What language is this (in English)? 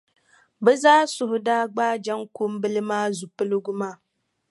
Dagbani